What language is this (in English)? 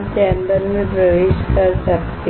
Hindi